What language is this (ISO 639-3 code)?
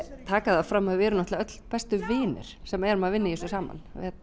isl